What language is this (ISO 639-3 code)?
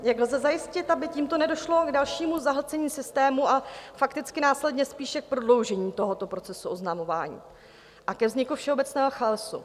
ces